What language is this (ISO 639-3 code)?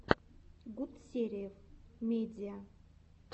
rus